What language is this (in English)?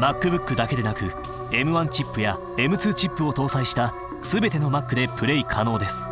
Japanese